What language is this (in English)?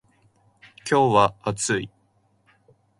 Japanese